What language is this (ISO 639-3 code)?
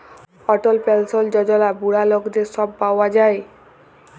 ben